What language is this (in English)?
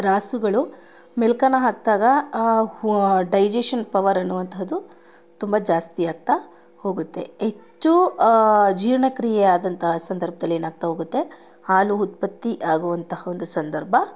Kannada